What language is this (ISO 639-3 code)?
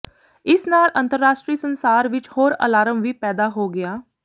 pan